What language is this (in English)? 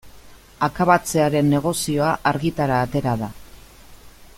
Basque